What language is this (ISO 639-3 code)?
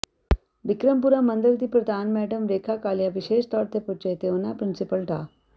pan